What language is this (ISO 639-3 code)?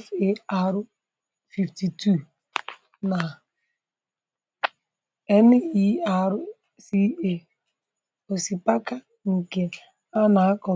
ibo